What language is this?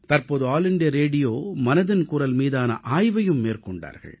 Tamil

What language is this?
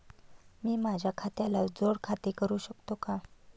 Marathi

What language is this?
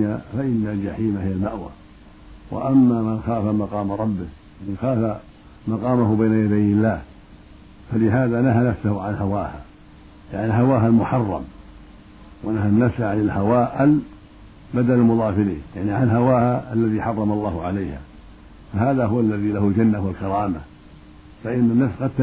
Arabic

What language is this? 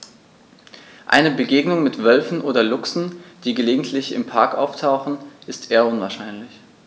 German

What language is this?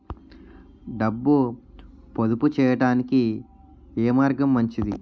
Telugu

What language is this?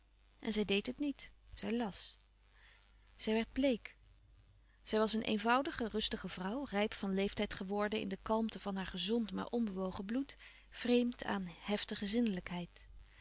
Dutch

